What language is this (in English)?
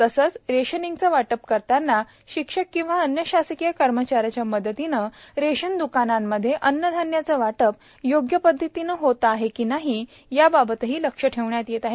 Marathi